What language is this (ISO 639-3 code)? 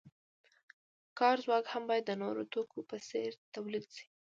pus